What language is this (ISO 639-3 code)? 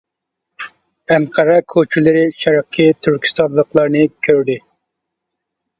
uig